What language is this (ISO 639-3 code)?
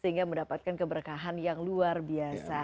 ind